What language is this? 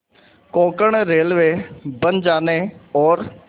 Hindi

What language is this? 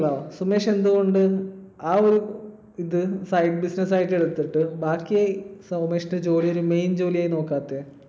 Malayalam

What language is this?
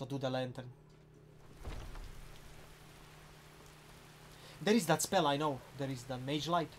English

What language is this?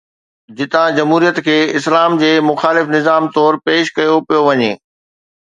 Sindhi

